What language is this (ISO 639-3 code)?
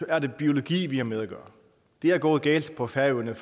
dan